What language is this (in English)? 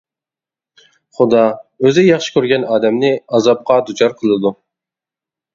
Uyghur